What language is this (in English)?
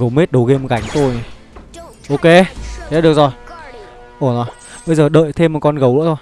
Vietnamese